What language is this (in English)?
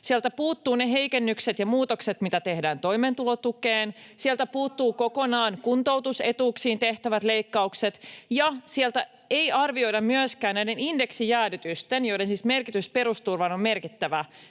Finnish